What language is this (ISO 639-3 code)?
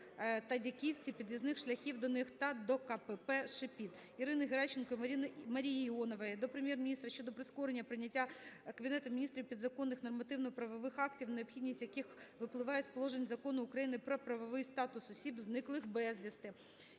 ukr